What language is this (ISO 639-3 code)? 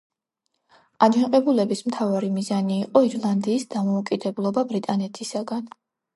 kat